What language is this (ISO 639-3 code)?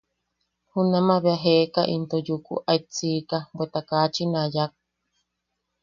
yaq